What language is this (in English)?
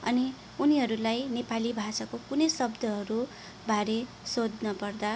Nepali